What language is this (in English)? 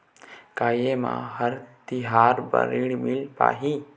Chhattisgarhi